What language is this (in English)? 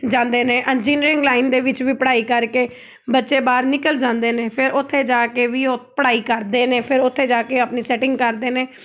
Punjabi